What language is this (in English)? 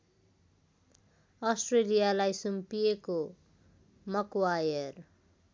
Nepali